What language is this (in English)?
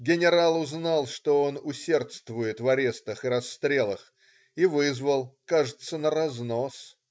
Russian